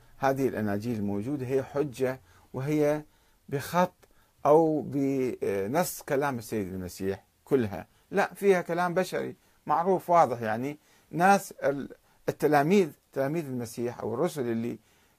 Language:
Arabic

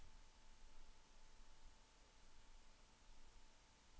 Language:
Swedish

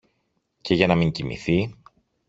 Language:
Greek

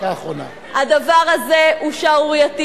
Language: Hebrew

